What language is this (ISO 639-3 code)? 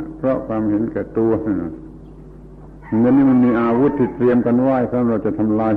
tha